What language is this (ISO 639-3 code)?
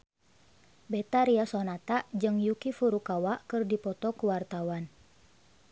sun